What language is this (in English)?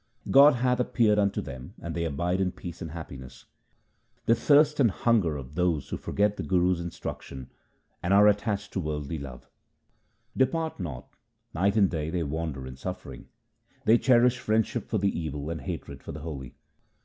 English